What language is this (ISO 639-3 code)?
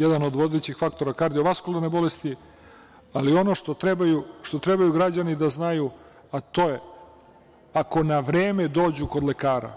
srp